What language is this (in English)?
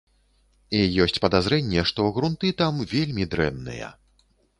Belarusian